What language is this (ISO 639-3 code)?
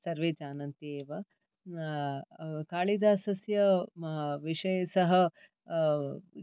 san